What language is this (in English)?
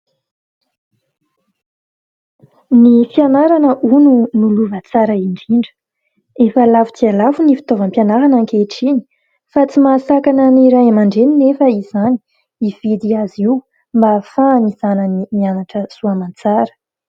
Malagasy